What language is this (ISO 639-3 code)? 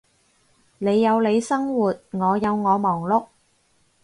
yue